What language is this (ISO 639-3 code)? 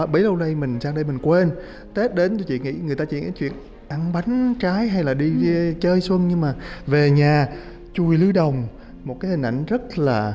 vie